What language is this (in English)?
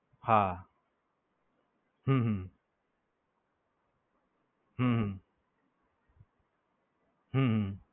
Gujarati